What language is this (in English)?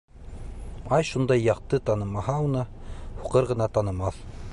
Bashkir